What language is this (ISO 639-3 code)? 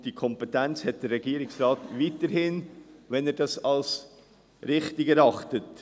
gsw